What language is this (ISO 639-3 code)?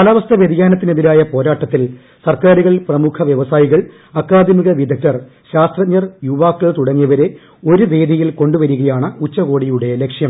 mal